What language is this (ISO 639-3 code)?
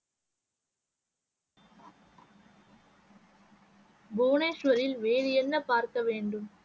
tam